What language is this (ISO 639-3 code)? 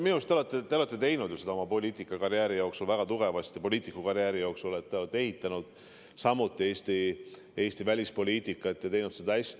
est